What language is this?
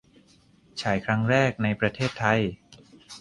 Thai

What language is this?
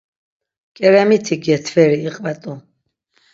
Laz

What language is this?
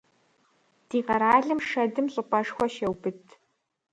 Kabardian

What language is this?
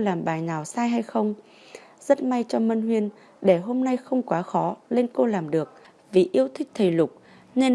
Vietnamese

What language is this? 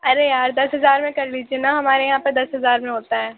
Urdu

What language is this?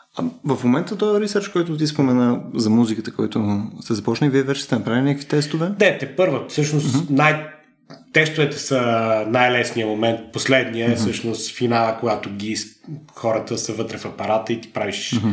Bulgarian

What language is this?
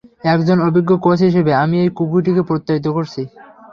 Bangla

